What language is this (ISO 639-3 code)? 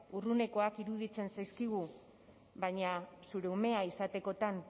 eus